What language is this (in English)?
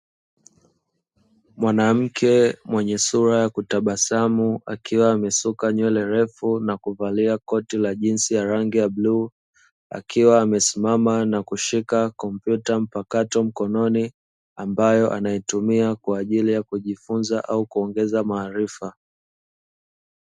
Swahili